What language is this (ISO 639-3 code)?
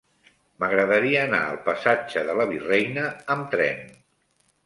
cat